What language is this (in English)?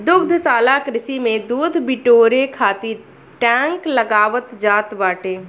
Bhojpuri